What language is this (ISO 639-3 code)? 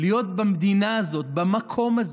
heb